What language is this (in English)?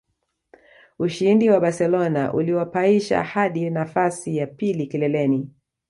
Swahili